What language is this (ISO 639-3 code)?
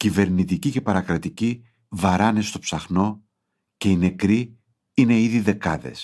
ell